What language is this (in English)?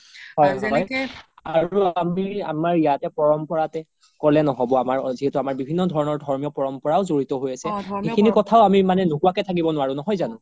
Assamese